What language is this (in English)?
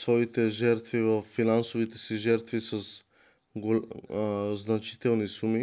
Bulgarian